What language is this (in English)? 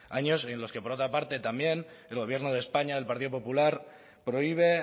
Spanish